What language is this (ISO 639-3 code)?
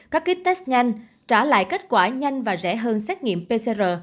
vie